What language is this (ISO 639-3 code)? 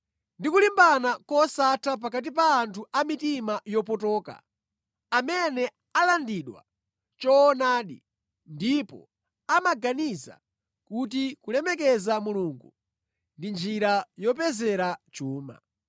nya